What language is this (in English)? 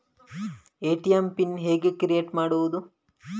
Kannada